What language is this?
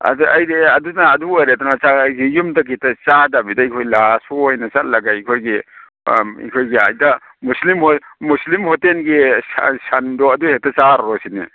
Manipuri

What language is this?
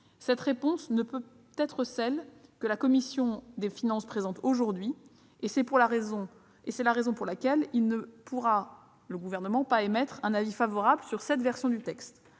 French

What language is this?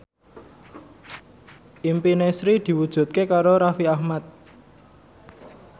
Javanese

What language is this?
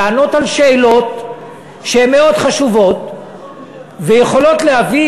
Hebrew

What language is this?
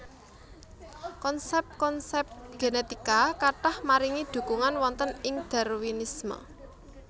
Javanese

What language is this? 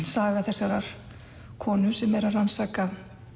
Icelandic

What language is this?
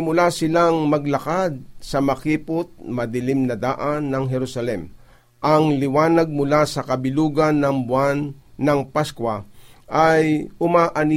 Filipino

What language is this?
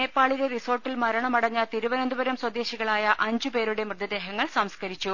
Malayalam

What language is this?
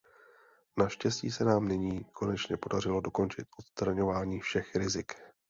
Czech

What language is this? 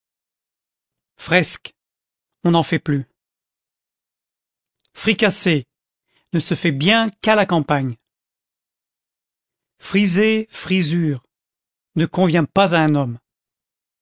French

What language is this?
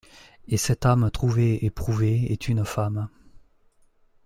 French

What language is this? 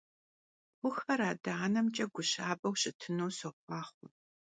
Kabardian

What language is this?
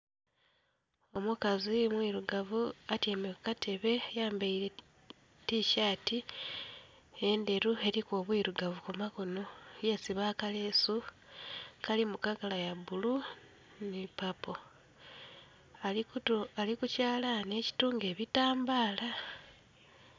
Soga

